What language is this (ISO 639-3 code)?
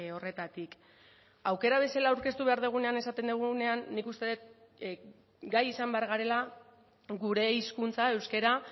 eus